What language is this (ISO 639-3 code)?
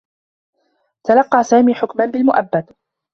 ara